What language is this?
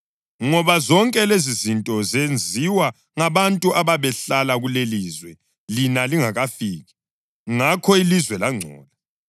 North Ndebele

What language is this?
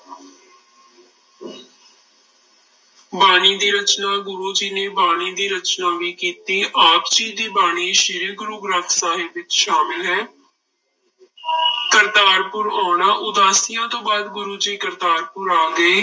Punjabi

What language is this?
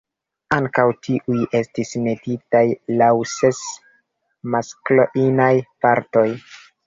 Esperanto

